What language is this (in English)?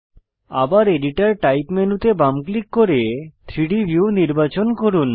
Bangla